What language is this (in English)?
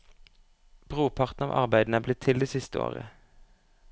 Norwegian